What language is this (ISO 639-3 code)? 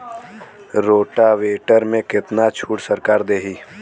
bho